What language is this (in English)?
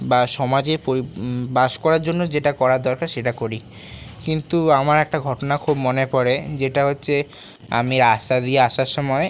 Bangla